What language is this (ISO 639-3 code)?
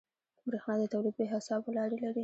pus